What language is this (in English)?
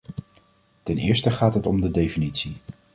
Dutch